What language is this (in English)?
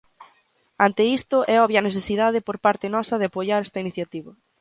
Galician